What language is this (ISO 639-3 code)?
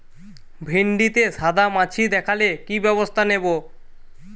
ben